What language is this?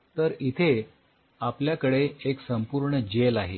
Marathi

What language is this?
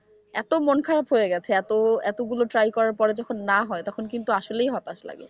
Bangla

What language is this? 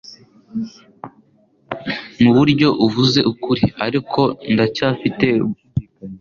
Kinyarwanda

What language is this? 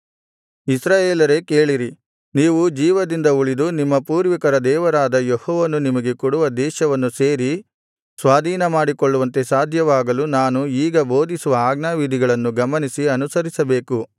Kannada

